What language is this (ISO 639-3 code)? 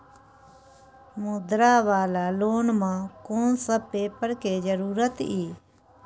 mai